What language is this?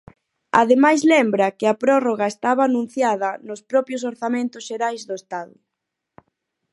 Galician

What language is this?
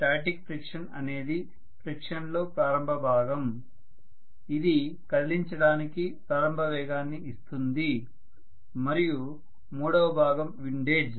Telugu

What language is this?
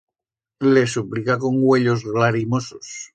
Aragonese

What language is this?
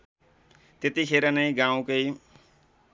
Nepali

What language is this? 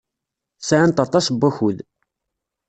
Kabyle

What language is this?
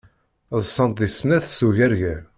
Kabyle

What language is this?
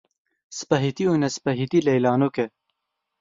Kurdish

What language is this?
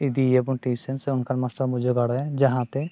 Santali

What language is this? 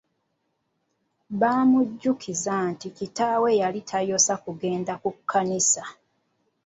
Ganda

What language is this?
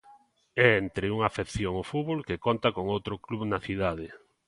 Galician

